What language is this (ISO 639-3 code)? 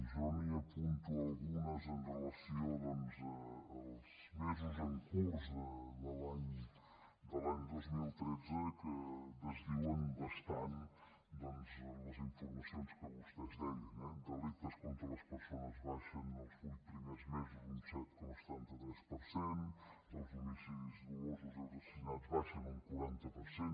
cat